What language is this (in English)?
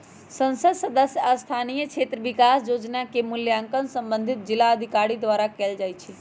Magahi